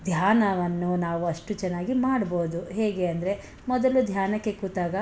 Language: Kannada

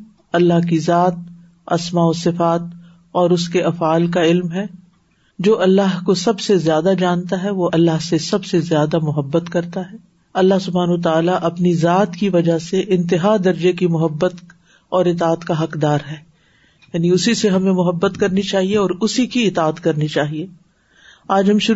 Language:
Urdu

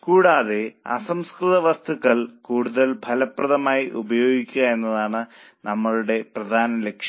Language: Malayalam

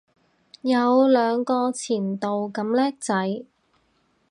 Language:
Cantonese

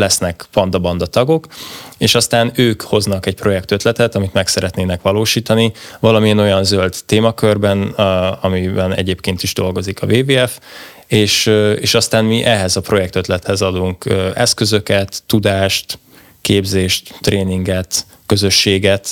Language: Hungarian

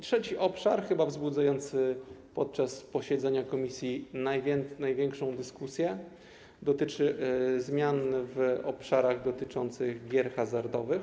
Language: Polish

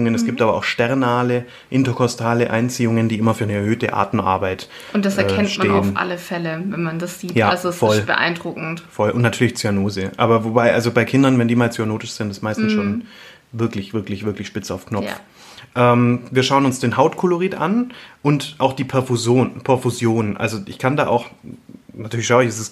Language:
German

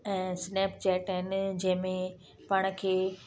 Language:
Sindhi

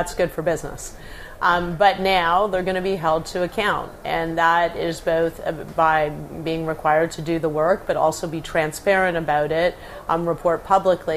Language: Croatian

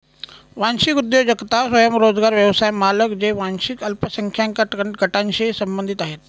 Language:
Marathi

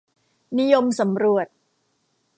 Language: Thai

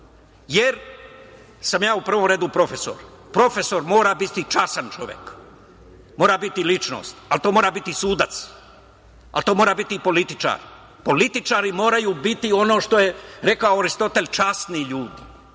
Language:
Serbian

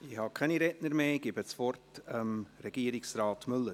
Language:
Swiss German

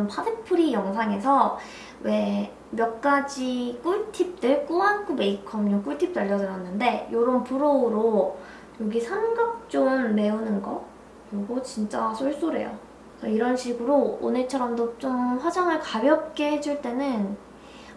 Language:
Korean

